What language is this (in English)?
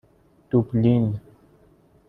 Persian